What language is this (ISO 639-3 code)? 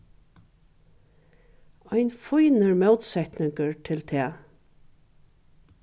fao